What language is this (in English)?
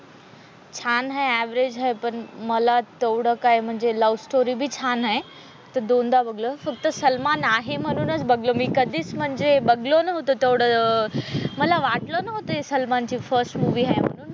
Marathi